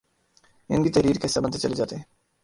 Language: Urdu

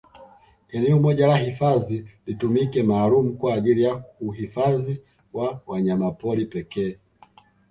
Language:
Swahili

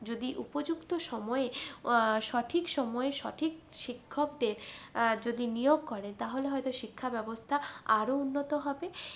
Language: Bangla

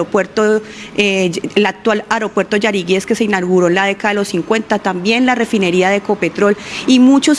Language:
Spanish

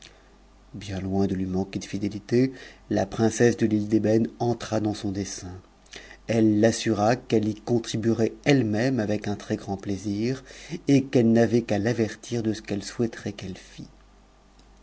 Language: French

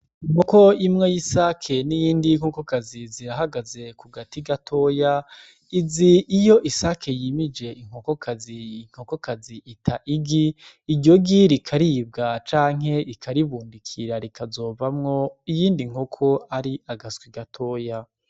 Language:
Rundi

